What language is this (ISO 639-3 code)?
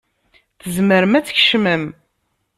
kab